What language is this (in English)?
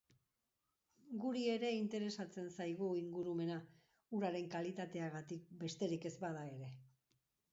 Basque